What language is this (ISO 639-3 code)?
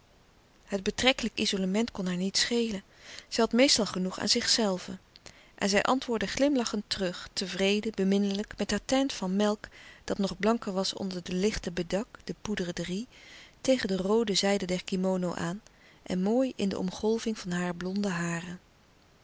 nld